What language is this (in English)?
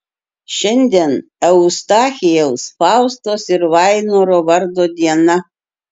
Lithuanian